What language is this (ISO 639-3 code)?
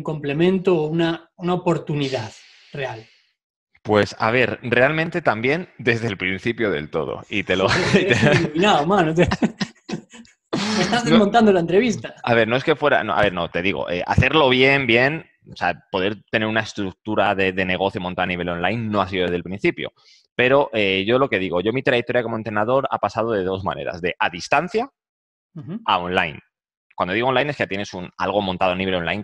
spa